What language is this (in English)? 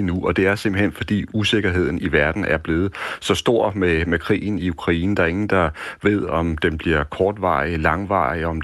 Danish